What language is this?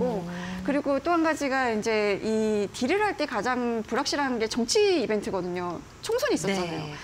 Korean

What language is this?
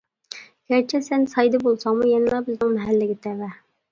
Uyghur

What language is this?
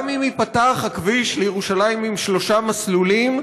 Hebrew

